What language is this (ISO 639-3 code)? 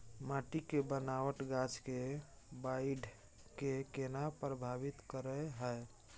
mai